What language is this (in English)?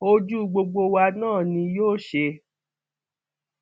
Yoruba